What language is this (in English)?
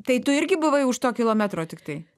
Lithuanian